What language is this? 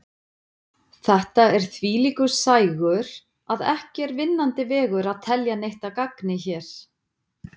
Icelandic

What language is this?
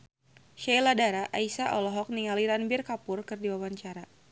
Sundanese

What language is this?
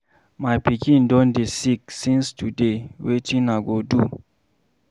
Nigerian Pidgin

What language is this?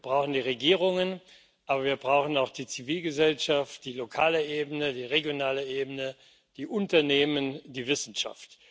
German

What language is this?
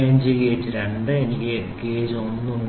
Malayalam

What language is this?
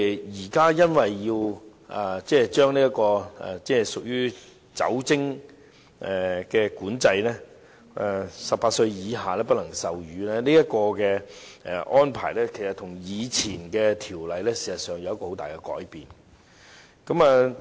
Cantonese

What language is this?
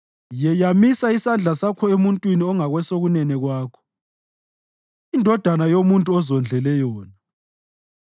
North Ndebele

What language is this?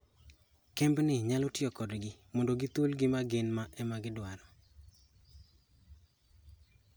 Luo (Kenya and Tanzania)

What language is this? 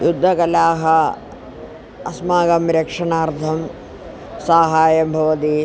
Sanskrit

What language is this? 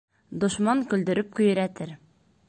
Bashkir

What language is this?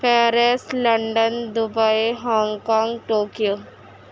Urdu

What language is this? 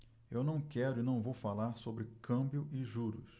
Portuguese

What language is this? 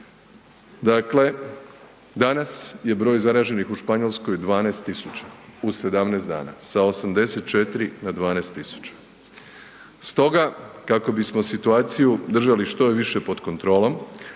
Croatian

